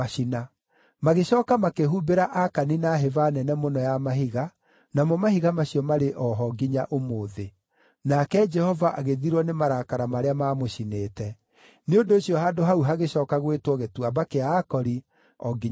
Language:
Kikuyu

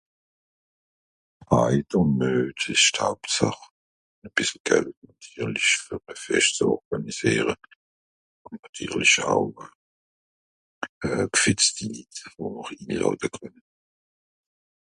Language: Swiss German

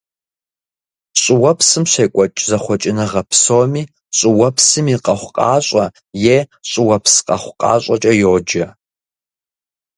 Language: Kabardian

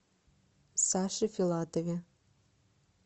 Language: Russian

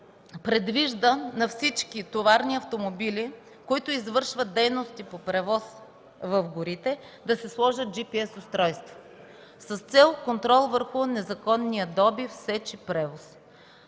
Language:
Bulgarian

